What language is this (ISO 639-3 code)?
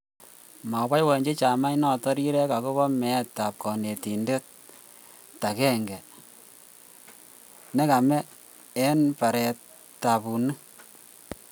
kln